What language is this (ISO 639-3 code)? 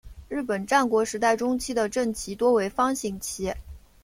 zho